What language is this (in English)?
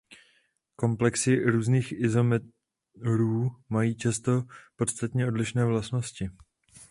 Czech